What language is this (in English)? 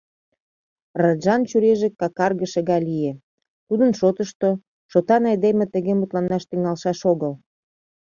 Mari